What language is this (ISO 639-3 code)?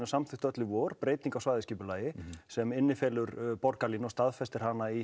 isl